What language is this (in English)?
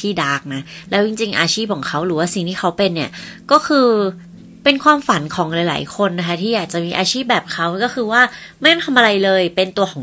Thai